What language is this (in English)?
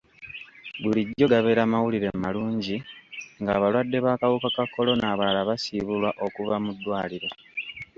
Ganda